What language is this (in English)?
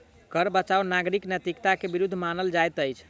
Maithili